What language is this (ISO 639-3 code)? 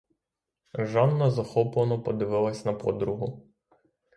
ukr